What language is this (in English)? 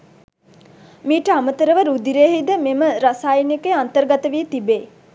Sinhala